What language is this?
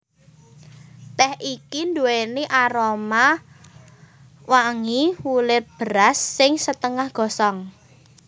Javanese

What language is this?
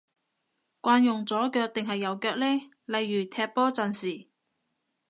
Cantonese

